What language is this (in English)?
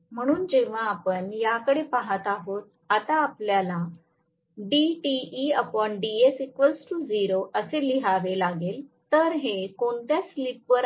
Marathi